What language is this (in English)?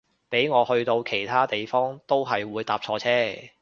Cantonese